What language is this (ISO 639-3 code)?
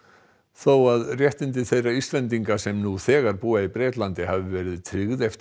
isl